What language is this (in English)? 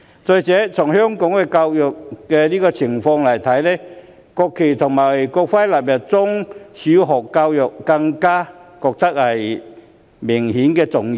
Cantonese